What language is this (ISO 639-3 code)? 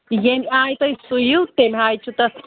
kas